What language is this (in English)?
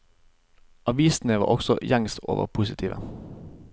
Norwegian